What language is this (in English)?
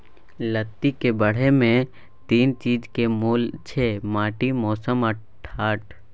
Maithili